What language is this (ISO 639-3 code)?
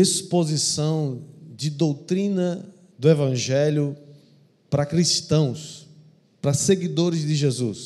por